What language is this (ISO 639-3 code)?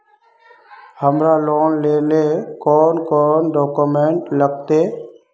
mag